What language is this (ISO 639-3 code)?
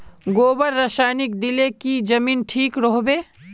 mag